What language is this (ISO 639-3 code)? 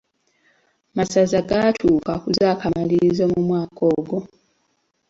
lug